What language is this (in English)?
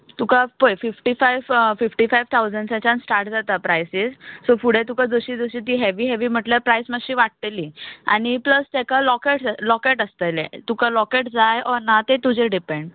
Konkani